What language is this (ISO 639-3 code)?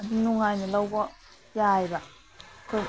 mni